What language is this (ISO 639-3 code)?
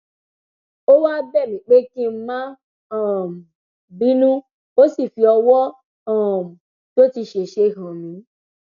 yor